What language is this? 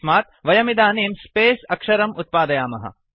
Sanskrit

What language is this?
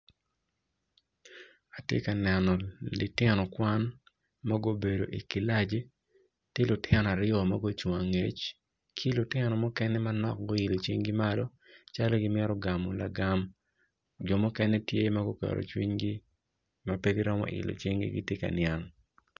Acoli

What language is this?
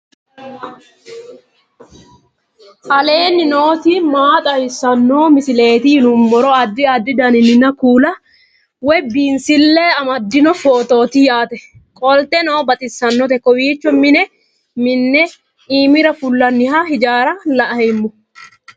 Sidamo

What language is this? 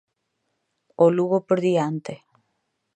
Galician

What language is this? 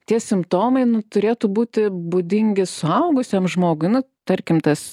Lithuanian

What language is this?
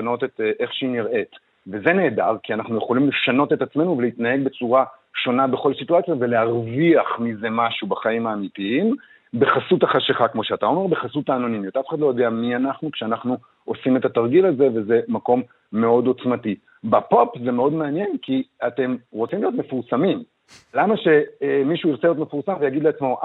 Hebrew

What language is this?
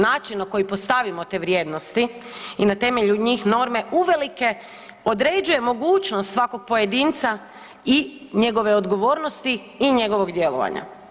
Croatian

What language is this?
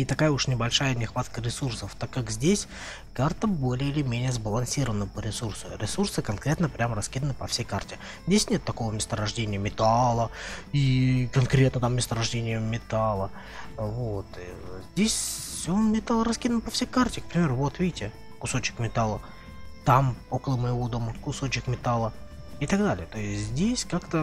Russian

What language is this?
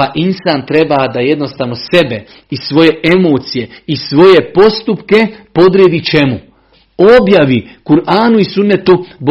Croatian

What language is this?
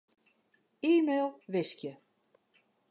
Western Frisian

